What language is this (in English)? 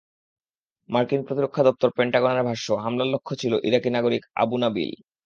Bangla